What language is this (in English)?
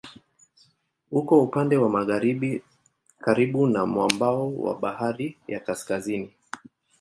Swahili